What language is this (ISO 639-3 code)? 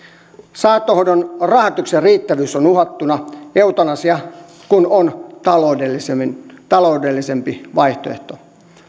fin